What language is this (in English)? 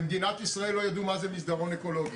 Hebrew